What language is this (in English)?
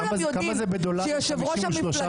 Hebrew